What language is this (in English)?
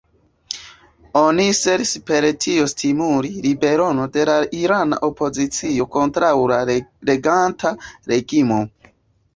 Esperanto